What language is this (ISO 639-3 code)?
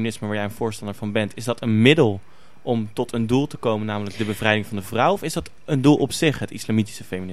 nld